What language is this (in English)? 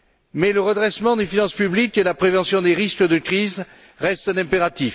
French